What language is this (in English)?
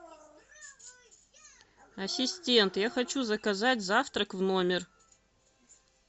Russian